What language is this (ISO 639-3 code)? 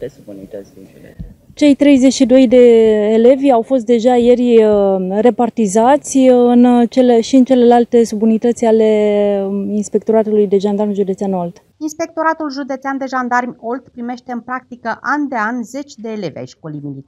ron